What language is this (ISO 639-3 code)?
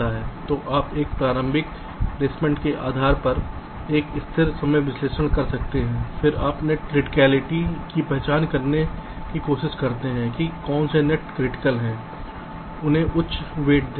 hin